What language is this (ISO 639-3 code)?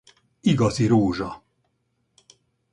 hun